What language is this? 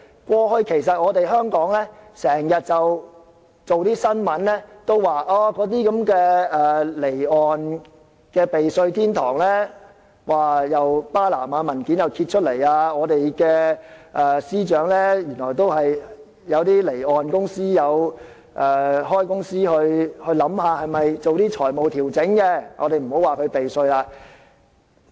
Cantonese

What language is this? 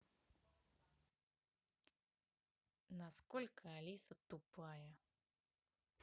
Russian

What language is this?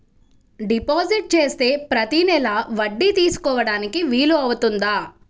Telugu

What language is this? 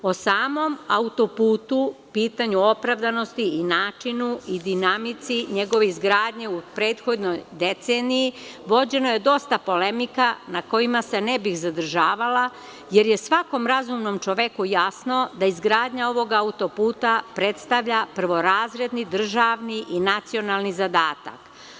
Serbian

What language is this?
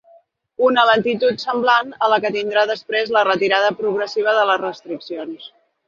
Catalan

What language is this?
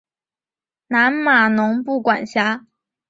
Chinese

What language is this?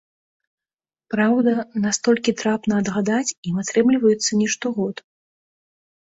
Belarusian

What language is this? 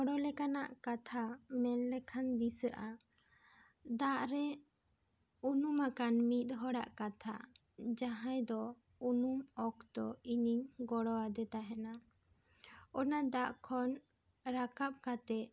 Santali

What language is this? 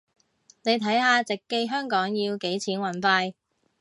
Cantonese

